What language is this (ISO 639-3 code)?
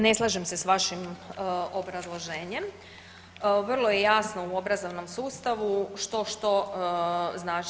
hrv